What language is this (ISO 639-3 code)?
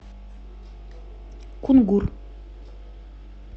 rus